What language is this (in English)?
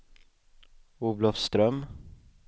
Swedish